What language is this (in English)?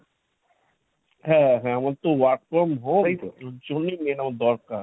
Bangla